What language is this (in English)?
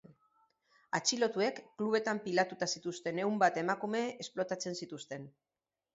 Basque